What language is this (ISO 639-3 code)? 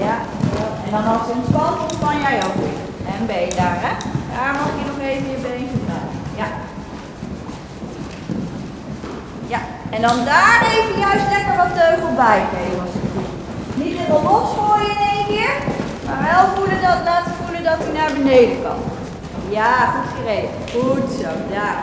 nld